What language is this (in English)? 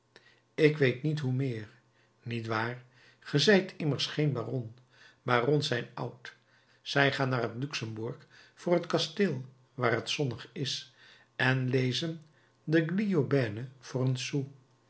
Dutch